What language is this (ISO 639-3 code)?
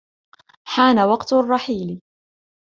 ara